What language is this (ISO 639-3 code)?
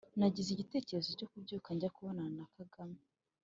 kin